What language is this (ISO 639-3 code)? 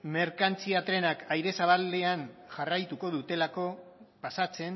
eus